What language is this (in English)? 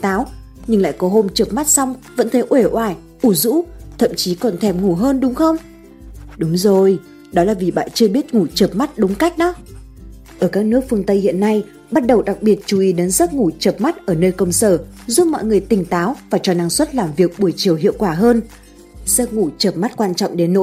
Vietnamese